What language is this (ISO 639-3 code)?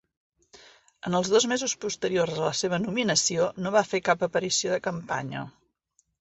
cat